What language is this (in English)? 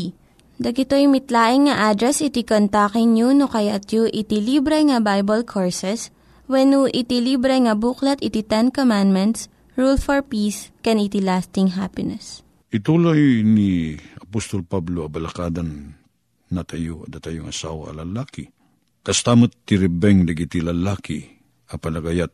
Filipino